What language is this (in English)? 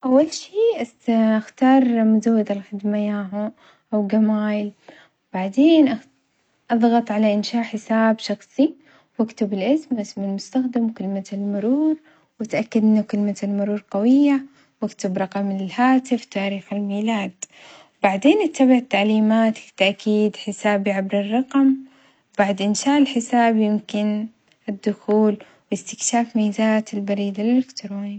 Omani Arabic